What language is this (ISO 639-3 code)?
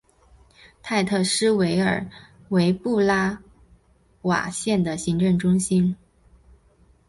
zho